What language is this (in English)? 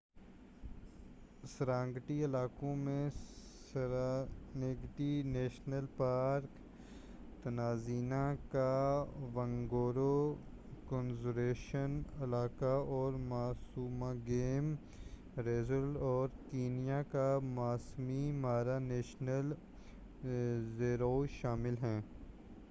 Urdu